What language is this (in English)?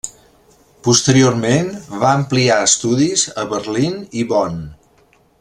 Catalan